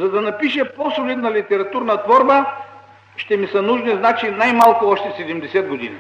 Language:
Bulgarian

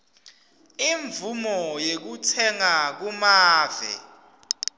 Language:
Swati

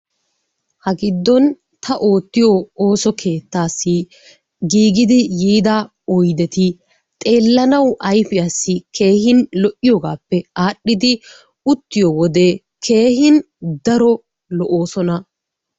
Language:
Wolaytta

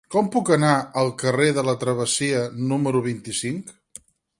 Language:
Catalan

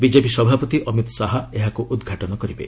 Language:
Odia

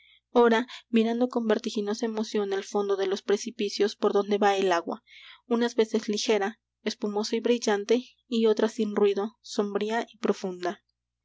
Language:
Spanish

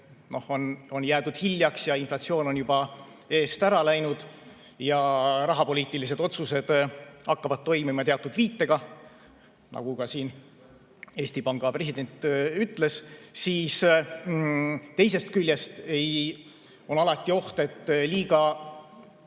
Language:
Estonian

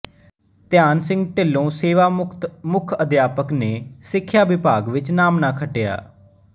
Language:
Punjabi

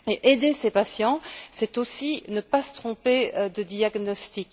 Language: French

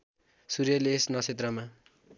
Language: Nepali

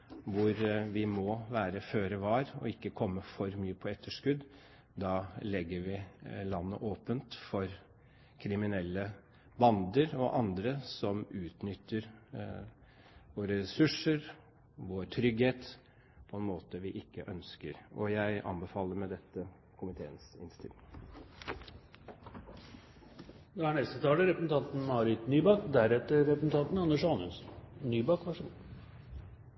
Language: Norwegian Bokmål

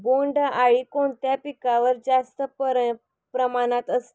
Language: Marathi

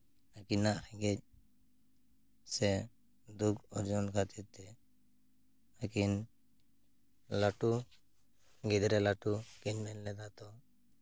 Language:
Santali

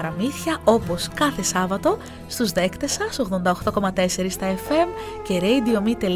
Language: Greek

